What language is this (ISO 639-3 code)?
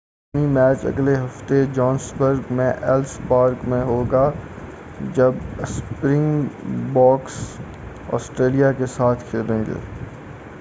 urd